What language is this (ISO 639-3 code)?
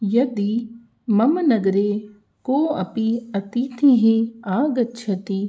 san